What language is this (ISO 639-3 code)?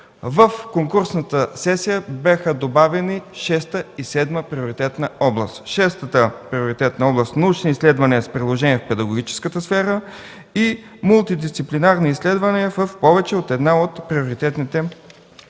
bul